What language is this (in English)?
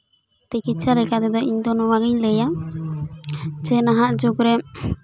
Santali